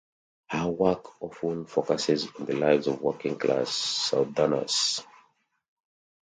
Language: English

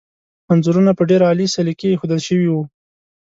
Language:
Pashto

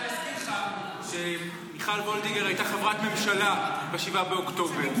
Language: Hebrew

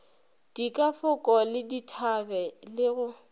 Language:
Northern Sotho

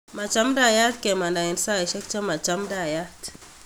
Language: Kalenjin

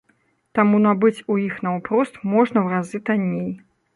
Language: Belarusian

